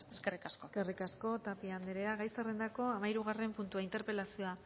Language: Basque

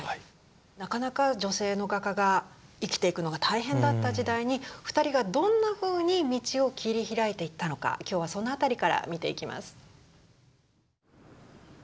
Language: Japanese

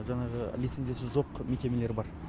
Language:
Kazakh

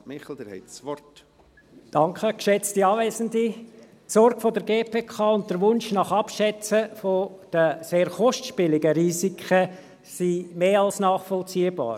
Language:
Swiss German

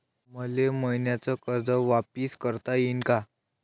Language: Marathi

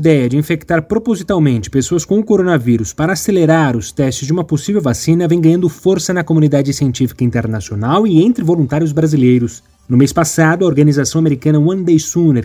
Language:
Portuguese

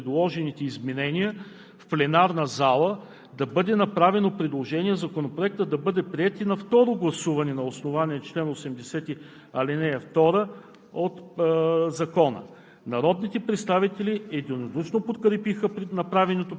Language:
Bulgarian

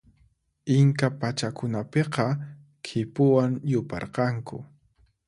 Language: Puno Quechua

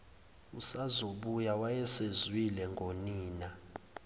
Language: Zulu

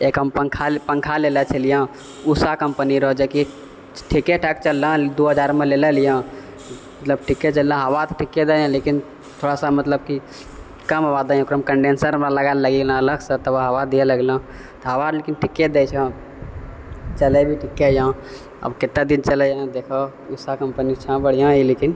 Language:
Maithili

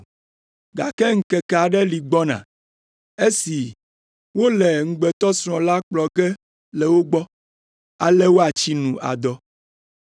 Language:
Ewe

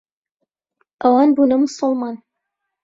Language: Central Kurdish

